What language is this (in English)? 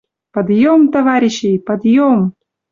Western Mari